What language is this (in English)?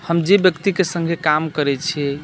Maithili